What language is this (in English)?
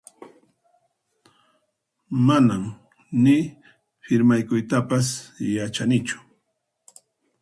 Puno Quechua